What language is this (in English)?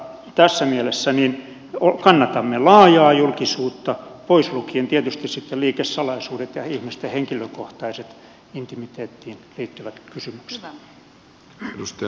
Finnish